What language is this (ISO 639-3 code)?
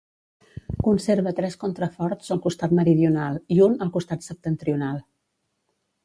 cat